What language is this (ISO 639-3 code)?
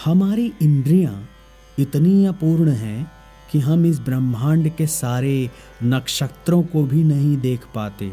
hin